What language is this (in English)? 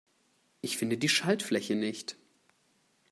German